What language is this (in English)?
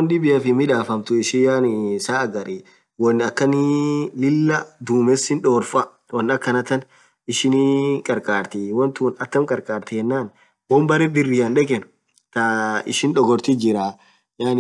Orma